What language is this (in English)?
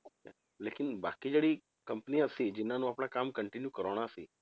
Punjabi